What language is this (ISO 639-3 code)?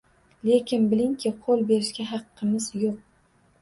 uzb